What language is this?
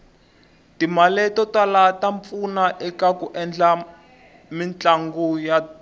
Tsonga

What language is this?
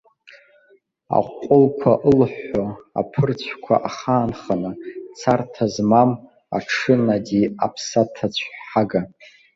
Abkhazian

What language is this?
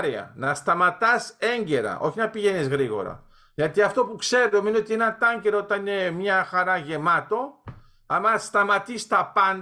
Greek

